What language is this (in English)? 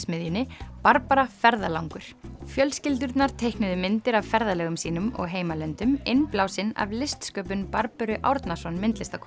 Icelandic